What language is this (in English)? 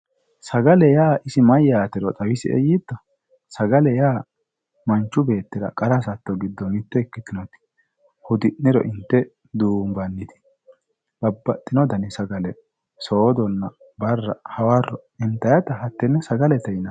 Sidamo